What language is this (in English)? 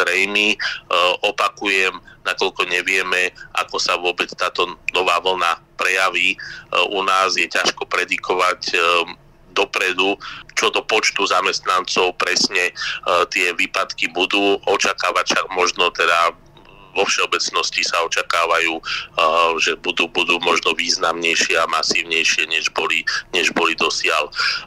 Slovak